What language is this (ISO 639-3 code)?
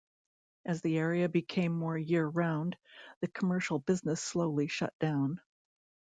eng